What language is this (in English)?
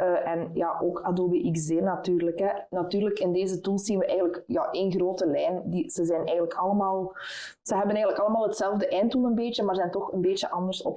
Dutch